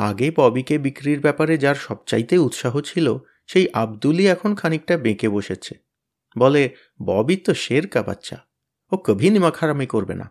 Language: Bangla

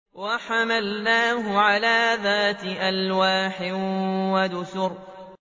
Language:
Arabic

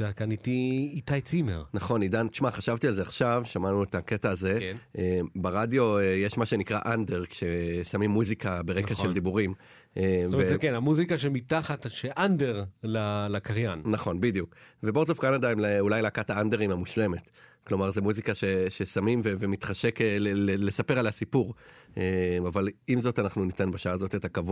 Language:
Hebrew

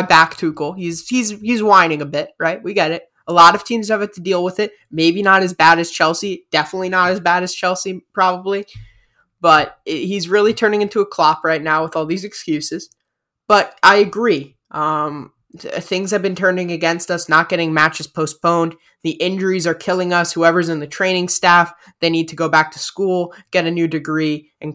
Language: English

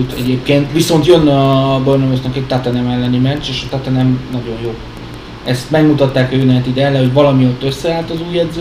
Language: Hungarian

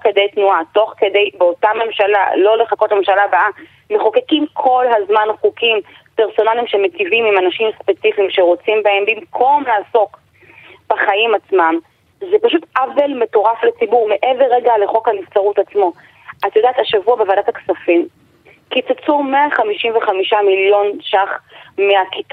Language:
Hebrew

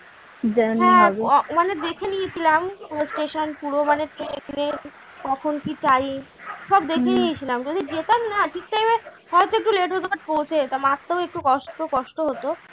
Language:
Bangla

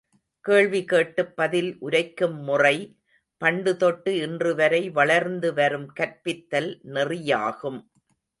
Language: Tamil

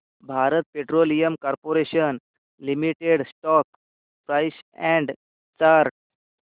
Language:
Marathi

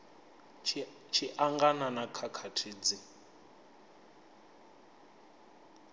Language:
Venda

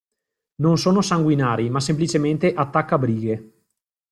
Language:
Italian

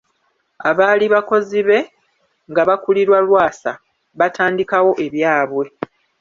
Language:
Ganda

